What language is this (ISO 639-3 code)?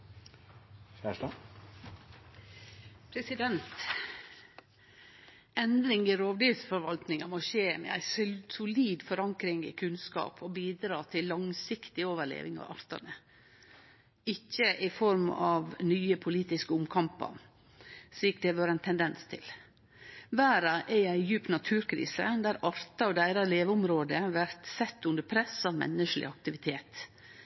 nno